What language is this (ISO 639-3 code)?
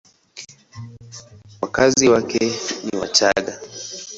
swa